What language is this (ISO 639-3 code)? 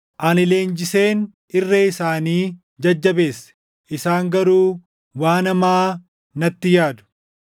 orm